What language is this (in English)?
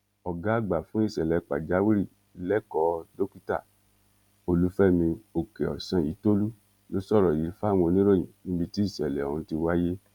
Yoruba